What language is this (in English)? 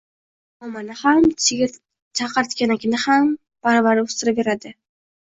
Uzbek